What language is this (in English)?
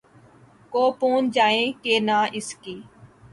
Urdu